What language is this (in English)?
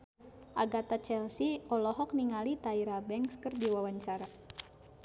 Sundanese